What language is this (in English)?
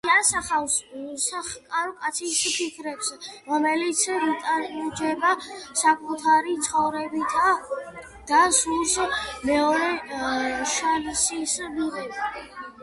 Georgian